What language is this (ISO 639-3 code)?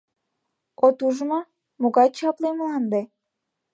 chm